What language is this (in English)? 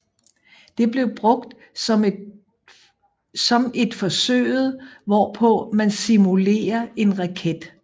Danish